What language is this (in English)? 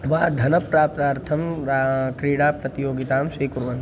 Sanskrit